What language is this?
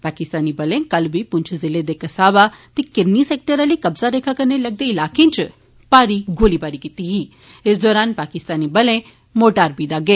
Dogri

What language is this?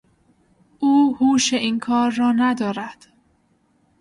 Persian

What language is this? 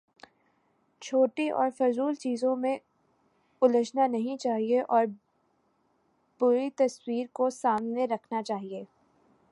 Urdu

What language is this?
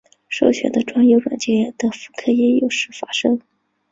Chinese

